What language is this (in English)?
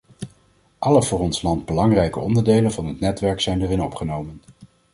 Dutch